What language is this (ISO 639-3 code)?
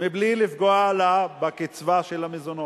heb